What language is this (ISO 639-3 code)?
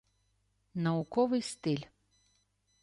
ukr